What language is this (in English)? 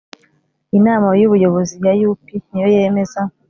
Kinyarwanda